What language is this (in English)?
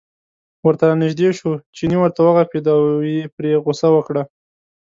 Pashto